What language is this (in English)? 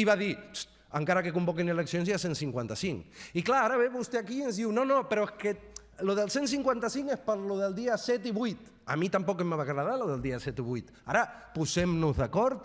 Catalan